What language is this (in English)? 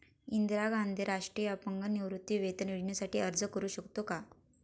Marathi